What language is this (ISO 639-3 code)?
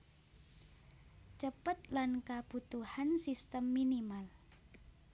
jav